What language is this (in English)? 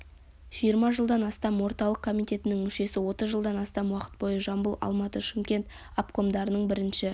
Kazakh